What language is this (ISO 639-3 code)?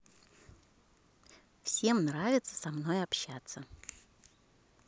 rus